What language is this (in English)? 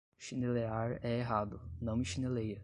Portuguese